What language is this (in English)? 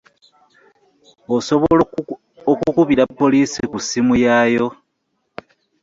Ganda